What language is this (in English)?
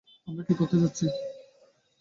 Bangla